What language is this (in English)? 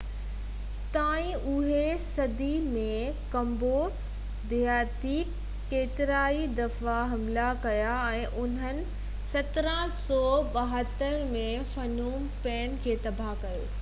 Sindhi